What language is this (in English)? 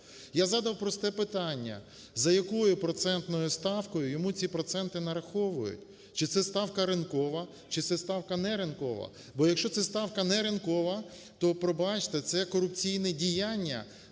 Ukrainian